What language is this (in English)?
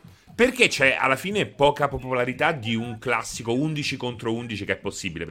Italian